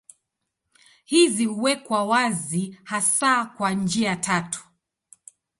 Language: Swahili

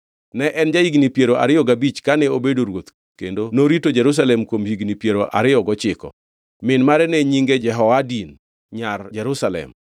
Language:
Luo (Kenya and Tanzania)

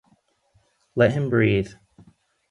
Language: English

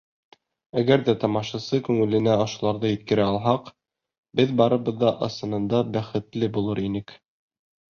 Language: Bashkir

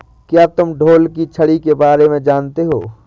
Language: Hindi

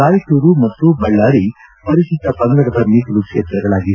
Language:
Kannada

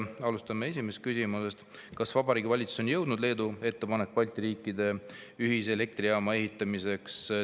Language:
Estonian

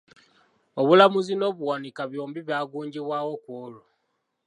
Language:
Ganda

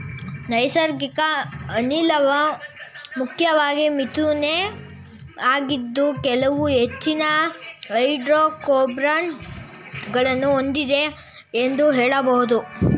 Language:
Kannada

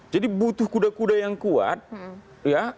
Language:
Indonesian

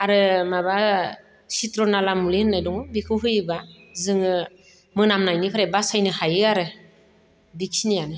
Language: Bodo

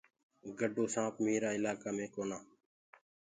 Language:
Gurgula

